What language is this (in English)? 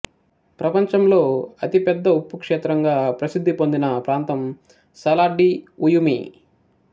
Telugu